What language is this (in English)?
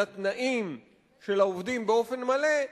Hebrew